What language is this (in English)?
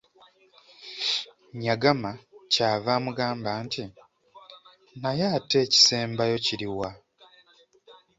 Ganda